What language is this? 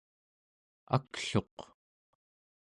Central Yupik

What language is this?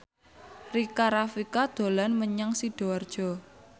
Javanese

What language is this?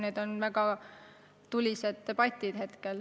Estonian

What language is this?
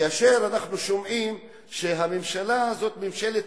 Hebrew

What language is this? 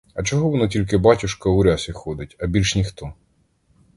Ukrainian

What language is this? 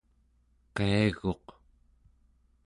Central Yupik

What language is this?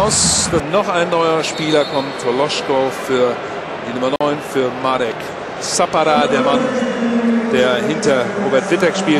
German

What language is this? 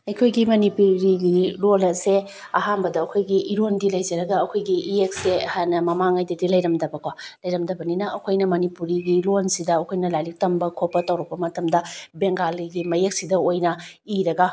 Manipuri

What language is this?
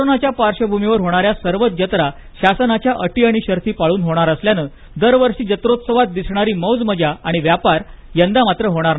Marathi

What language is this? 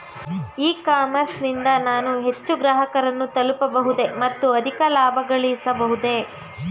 Kannada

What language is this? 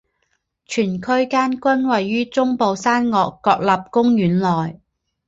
Chinese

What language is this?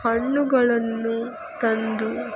Kannada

